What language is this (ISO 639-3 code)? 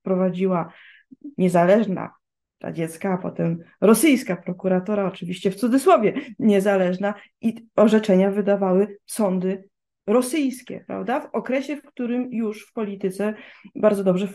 pol